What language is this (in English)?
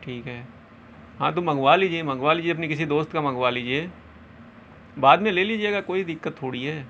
Urdu